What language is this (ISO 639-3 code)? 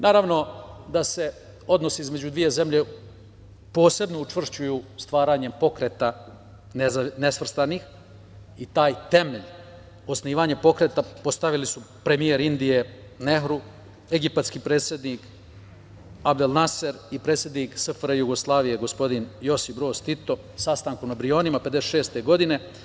srp